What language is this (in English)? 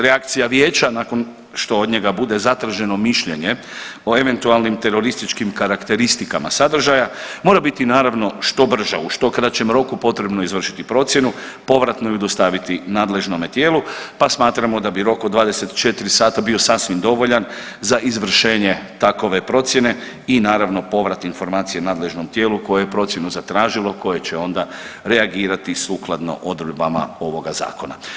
Croatian